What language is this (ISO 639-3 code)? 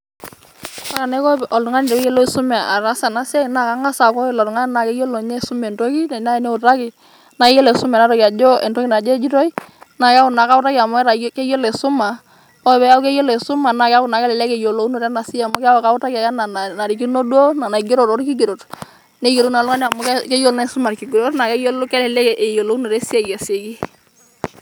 mas